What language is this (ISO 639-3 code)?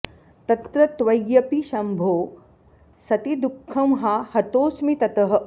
san